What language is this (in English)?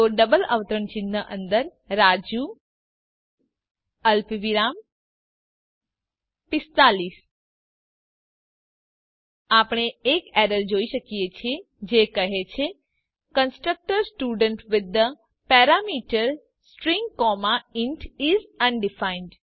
Gujarati